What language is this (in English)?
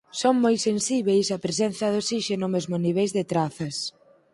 Galician